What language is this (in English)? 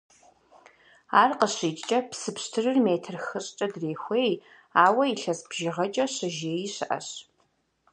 Kabardian